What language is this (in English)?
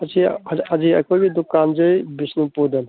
Manipuri